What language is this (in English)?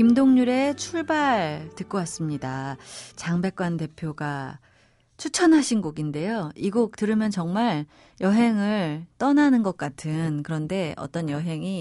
Korean